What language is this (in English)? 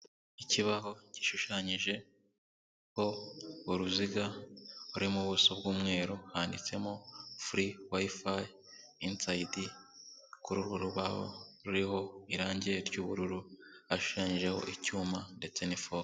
Kinyarwanda